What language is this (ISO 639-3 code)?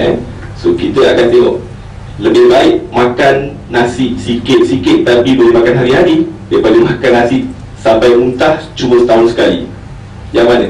msa